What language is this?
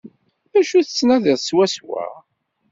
Kabyle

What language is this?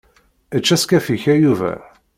Kabyle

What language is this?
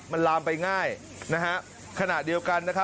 Thai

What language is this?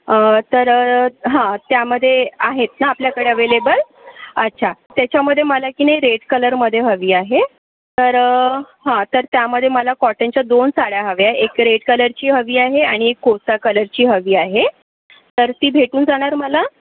Marathi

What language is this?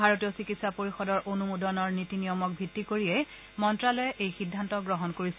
Assamese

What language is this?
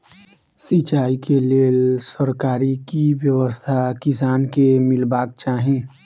Maithili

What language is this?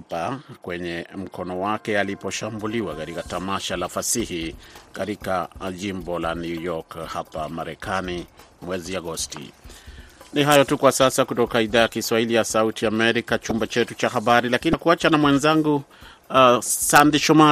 Swahili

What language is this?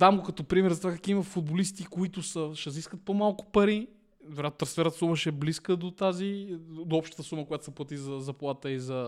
Bulgarian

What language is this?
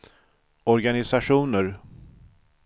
Swedish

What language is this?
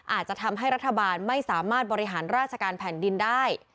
Thai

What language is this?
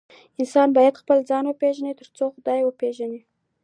Pashto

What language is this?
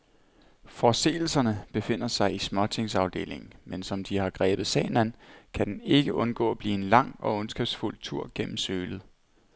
Danish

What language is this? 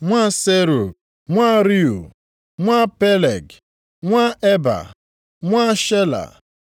Igbo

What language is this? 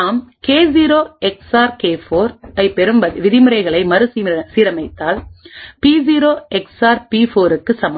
Tamil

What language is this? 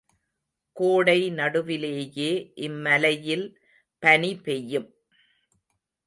Tamil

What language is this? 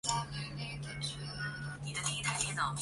Chinese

